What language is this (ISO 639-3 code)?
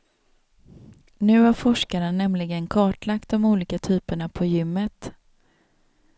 swe